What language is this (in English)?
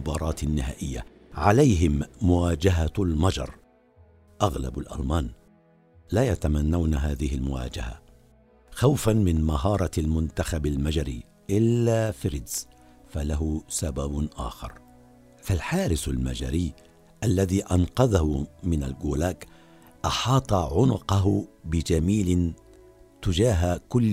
Arabic